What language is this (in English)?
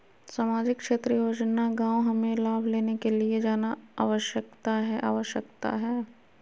Magahi